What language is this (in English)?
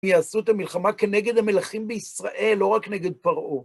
Hebrew